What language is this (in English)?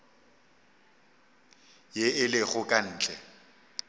Northern Sotho